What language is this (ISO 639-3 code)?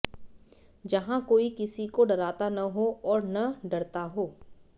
hin